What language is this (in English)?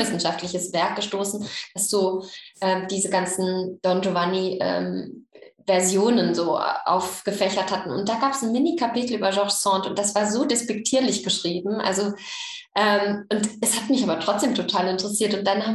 German